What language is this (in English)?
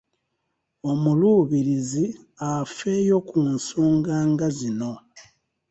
Ganda